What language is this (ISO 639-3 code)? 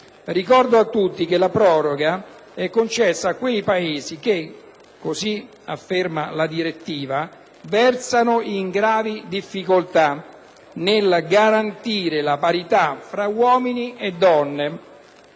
ita